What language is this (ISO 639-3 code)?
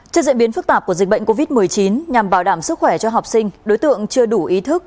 vie